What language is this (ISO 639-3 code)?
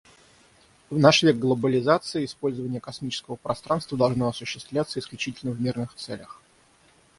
rus